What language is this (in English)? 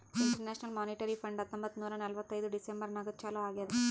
Kannada